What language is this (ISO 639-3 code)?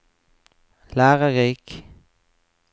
nor